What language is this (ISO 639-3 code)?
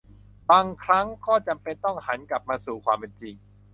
tha